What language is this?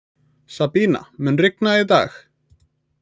Icelandic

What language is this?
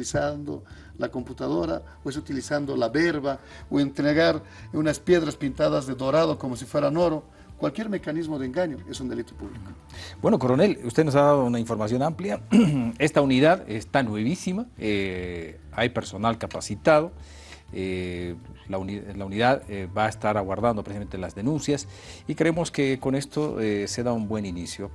Spanish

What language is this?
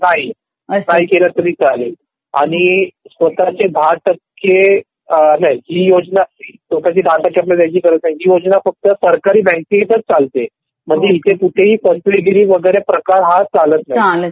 Marathi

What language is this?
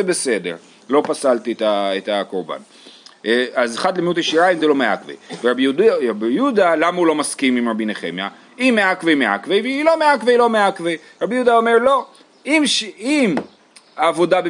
Hebrew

